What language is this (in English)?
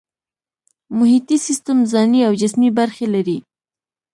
Pashto